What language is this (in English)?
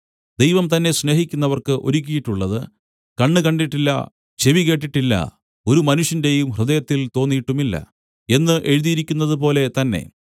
Malayalam